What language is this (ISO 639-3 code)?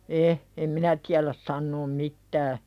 fin